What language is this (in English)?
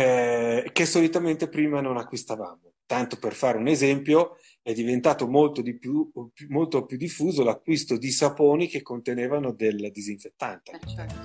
Italian